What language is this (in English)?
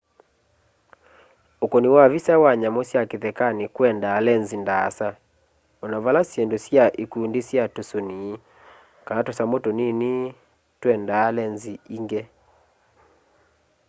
Kamba